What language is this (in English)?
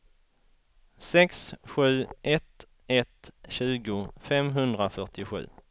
Swedish